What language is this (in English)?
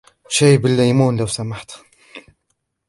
Arabic